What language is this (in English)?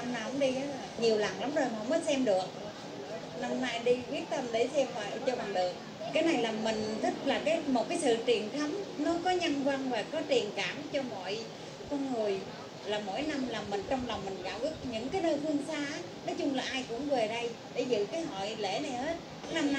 Vietnamese